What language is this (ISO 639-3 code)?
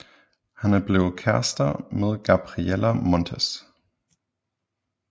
dan